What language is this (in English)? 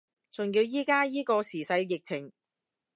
Cantonese